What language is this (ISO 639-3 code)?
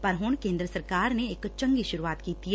pan